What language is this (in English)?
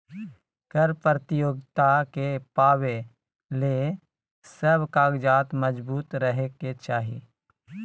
Magahi